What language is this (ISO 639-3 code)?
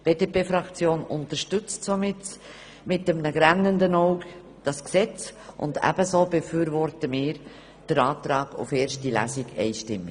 gsw